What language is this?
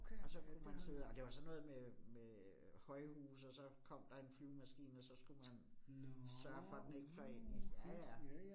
Danish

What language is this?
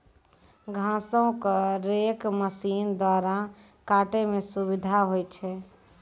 Maithili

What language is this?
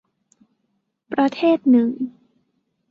Thai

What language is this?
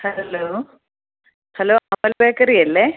Malayalam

